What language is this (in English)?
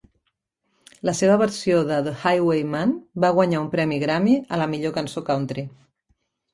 Catalan